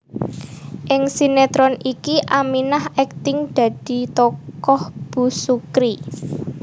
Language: Javanese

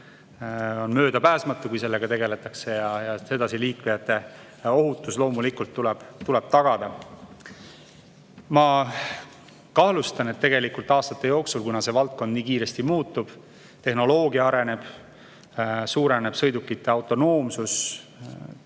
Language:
Estonian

